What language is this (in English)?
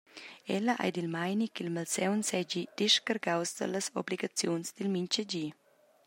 Romansh